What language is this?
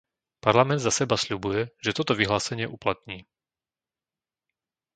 Slovak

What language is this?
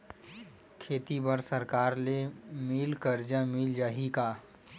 Chhattisgarhi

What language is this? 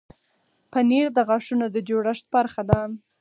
Pashto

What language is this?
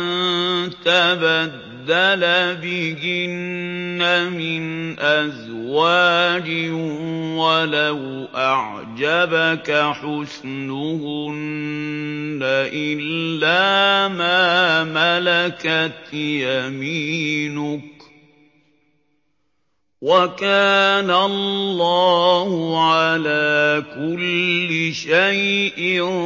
Arabic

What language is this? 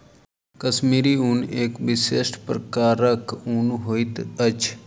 Maithili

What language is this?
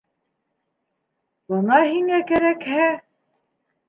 Bashkir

